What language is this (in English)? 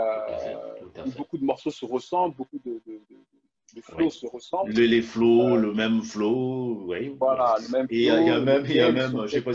French